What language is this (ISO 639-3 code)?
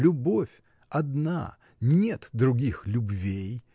rus